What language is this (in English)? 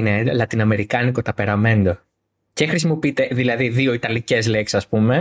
Greek